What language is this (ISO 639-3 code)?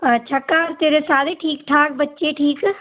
doi